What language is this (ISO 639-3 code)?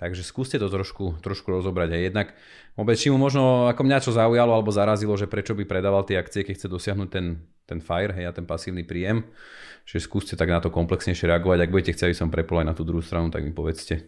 slk